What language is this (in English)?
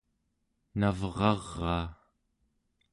Central Yupik